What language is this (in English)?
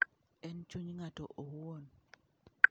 Luo (Kenya and Tanzania)